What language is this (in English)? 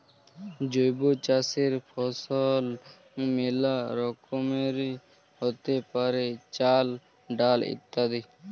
Bangla